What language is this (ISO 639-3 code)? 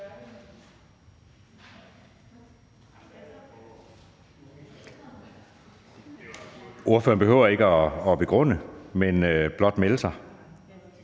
dan